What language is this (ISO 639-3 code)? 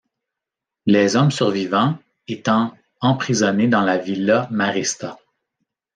fra